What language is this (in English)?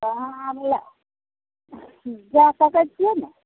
Maithili